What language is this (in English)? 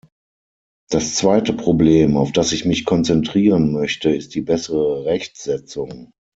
German